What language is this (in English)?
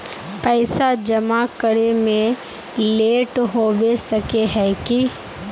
Magahi